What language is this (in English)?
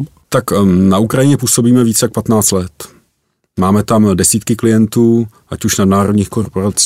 Czech